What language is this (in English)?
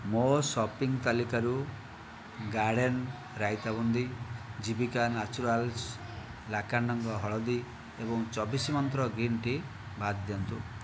Odia